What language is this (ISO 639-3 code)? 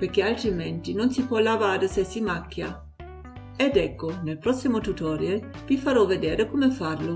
ita